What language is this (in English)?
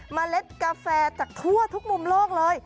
Thai